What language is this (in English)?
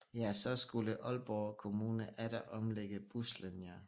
Danish